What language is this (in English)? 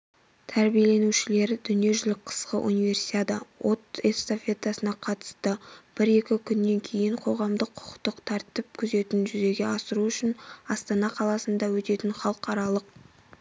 Kazakh